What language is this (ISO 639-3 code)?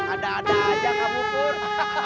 ind